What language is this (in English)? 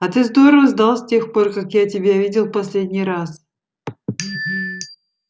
Russian